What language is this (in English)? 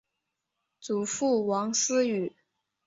Chinese